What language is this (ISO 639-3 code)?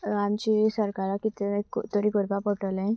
kok